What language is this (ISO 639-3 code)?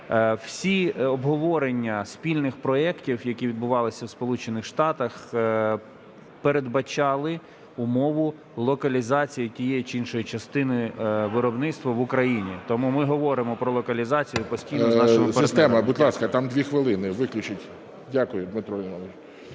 ukr